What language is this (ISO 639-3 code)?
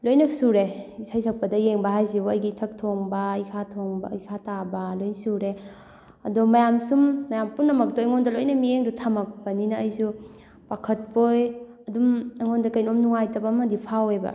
mni